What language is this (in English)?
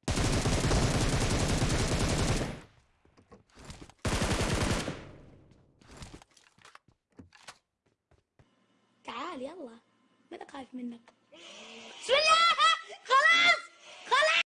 Arabic